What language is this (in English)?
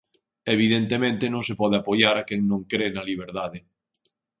Galician